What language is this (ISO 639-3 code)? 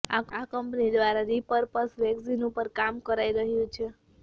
guj